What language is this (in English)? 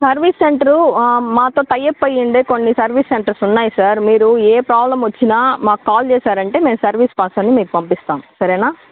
Telugu